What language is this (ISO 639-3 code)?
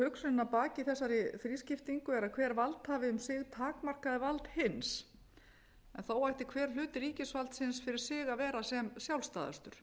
isl